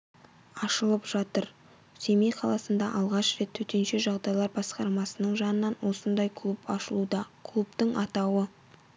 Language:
Kazakh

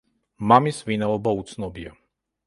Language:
Georgian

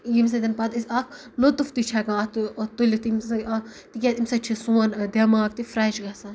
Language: Kashmiri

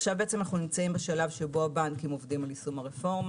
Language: Hebrew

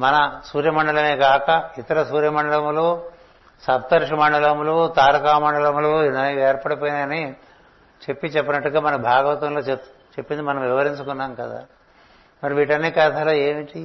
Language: Telugu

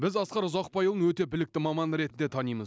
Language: Kazakh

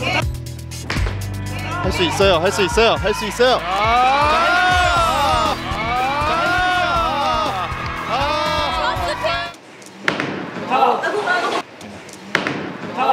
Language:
Korean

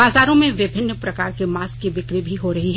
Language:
Hindi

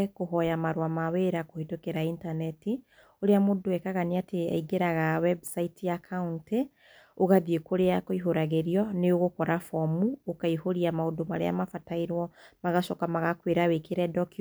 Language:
Kikuyu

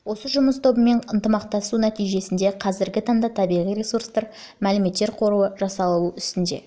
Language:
Kazakh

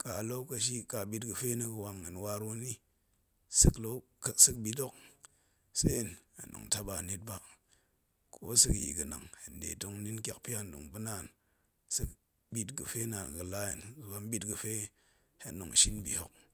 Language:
Goemai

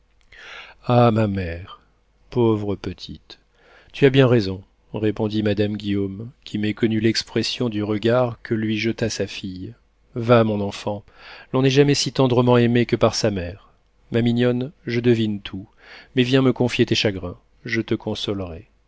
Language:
French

